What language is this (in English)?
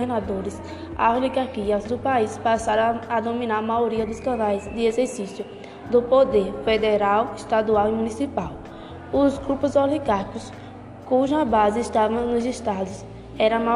Portuguese